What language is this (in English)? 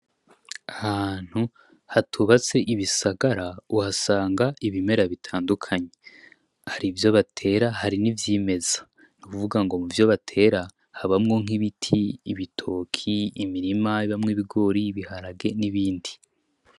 Rundi